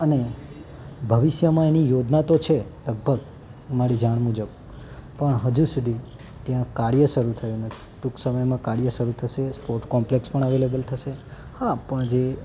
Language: Gujarati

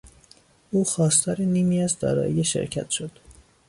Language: Persian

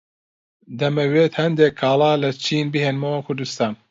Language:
Central Kurdish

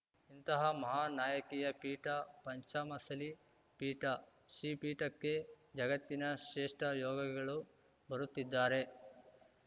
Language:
Kannada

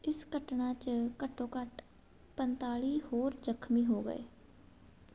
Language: Punjabi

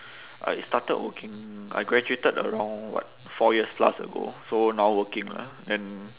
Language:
English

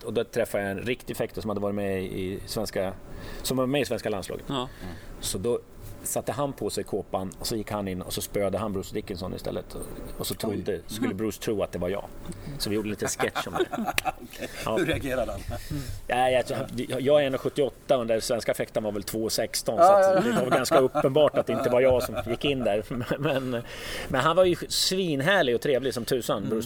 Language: Swedish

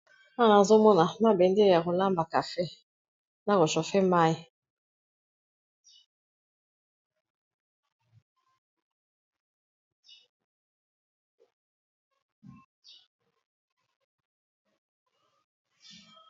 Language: Lingala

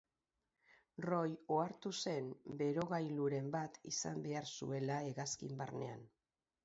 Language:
Basque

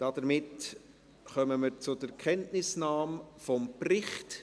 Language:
Swiss German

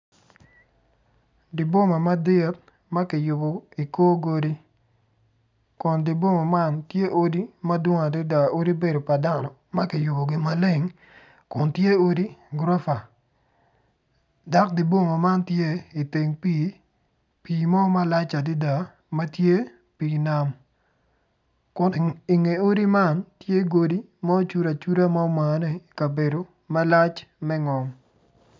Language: Acoli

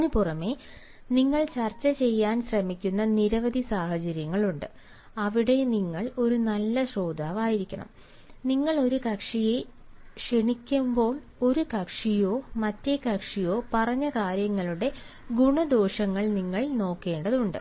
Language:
Malayalam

